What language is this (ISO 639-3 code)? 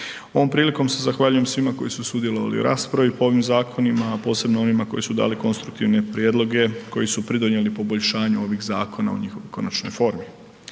hrv